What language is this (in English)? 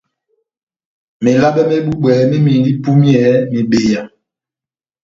Batanga